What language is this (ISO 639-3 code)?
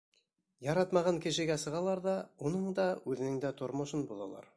bak